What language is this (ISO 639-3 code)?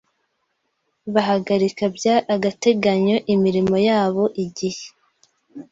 kin